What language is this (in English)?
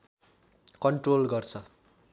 Nepali